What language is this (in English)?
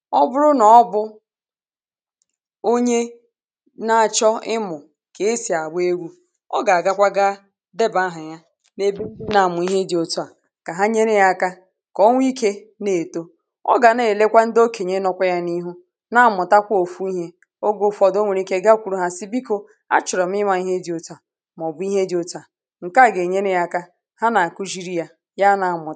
Igbo